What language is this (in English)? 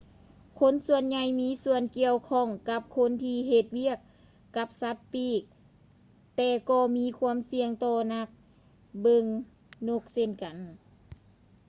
Lao